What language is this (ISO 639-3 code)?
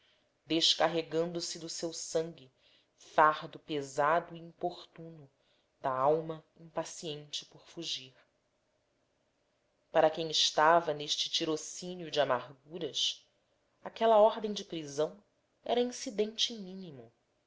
por